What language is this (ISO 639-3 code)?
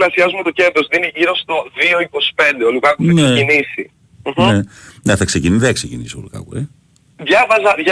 ell